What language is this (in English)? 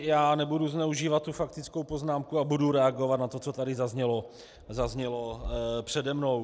Czech